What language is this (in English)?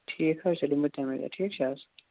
Kashmiri